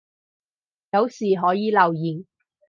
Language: Cantonese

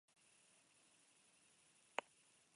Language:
Basque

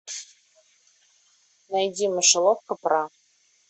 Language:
Russian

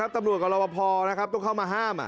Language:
Thai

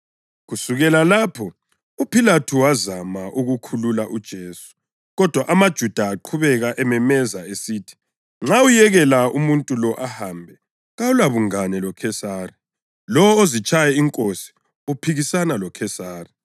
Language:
North Ndebele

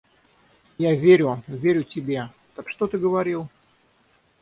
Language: Russian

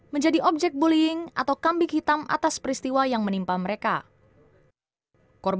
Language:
Indonesian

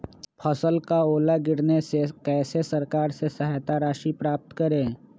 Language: Magahi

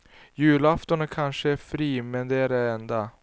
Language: Swedish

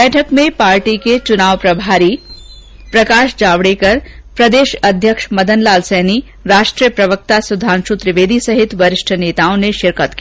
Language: Hindi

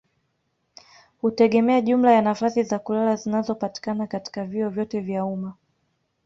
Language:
Swahili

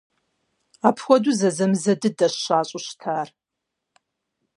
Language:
Kabardian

